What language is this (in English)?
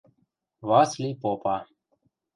Western Mari